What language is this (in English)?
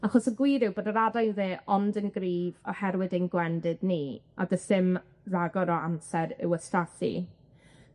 Welsh